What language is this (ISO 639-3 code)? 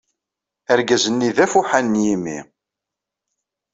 kab